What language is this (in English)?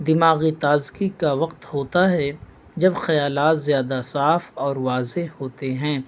Urdu